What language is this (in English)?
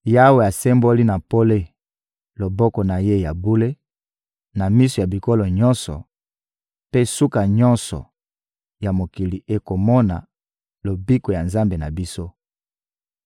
Lingala